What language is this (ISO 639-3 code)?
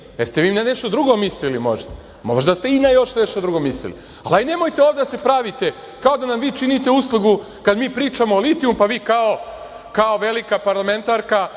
srp